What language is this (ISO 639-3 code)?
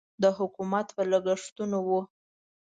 pus